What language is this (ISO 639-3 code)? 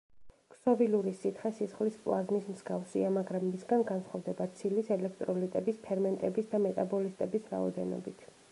kat